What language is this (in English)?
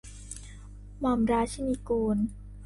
Thai